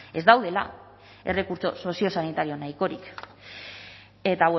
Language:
Basque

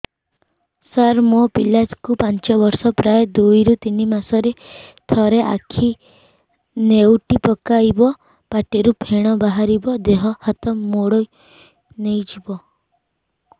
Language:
Odia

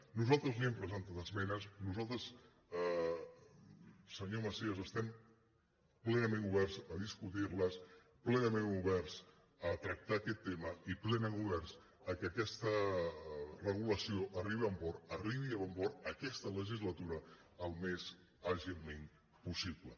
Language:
Catalan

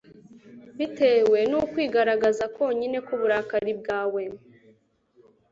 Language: Kinyarwanda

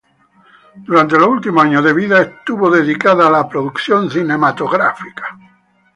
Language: Spanish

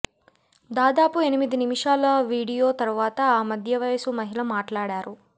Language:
Telugu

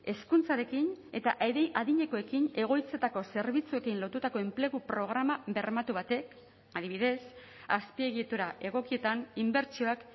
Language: Basque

